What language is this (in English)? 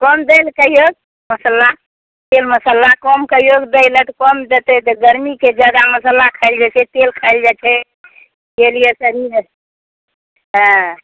Maithili